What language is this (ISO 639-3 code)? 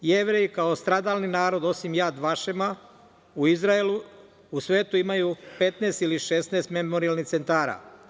srp